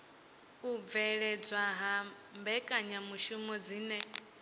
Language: Venda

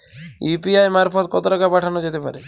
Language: Bangla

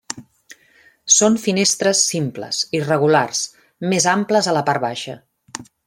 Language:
Catalan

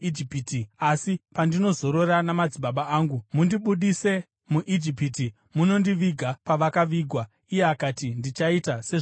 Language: Shona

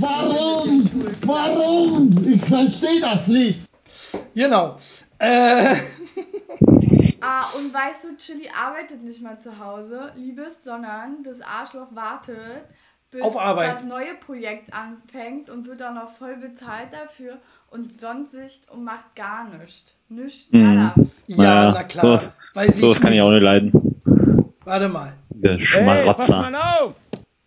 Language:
German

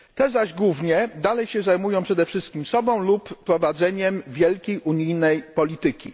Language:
Polish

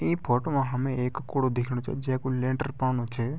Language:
Garhwali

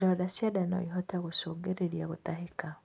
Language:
Kikuyu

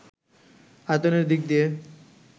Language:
Bangla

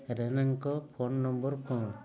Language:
Odia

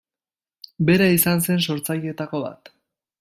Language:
Basque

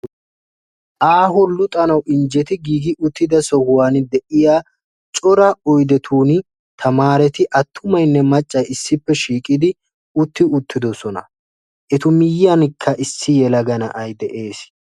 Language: Wolaytta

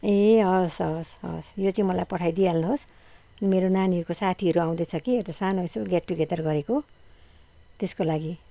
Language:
Nepali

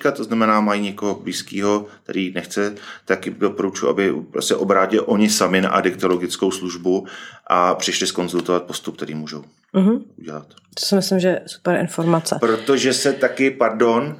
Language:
Czech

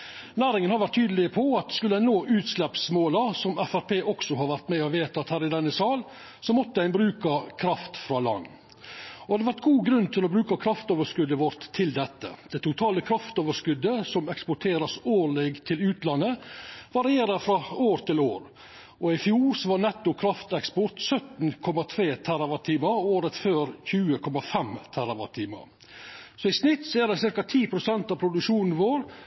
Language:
Norwegian Nynorsk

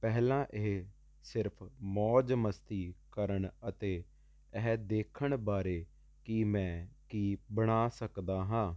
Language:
Punjabi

